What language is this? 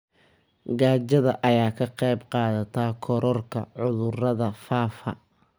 Somali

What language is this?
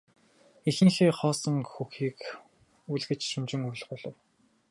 Mongolian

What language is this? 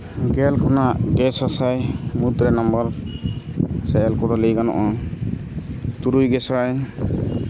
Santali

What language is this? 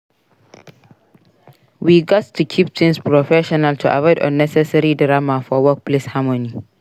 Nigerian Pidgin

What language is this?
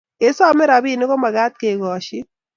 Kalenjin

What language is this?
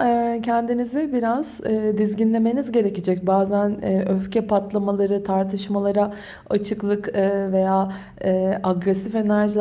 Turkish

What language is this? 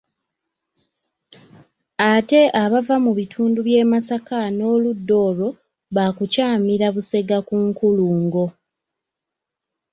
Ganda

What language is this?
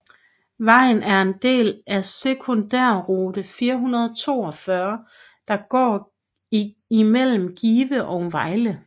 Danish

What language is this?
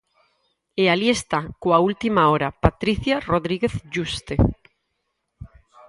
Galician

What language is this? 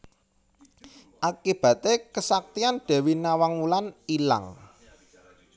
Javanese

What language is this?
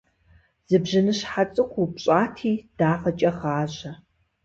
Kabardian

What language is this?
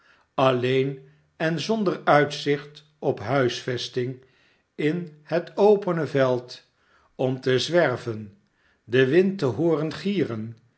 Dutch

